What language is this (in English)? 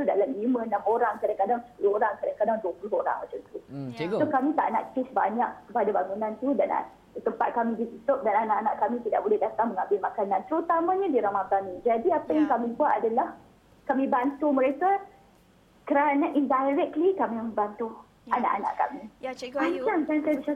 Malay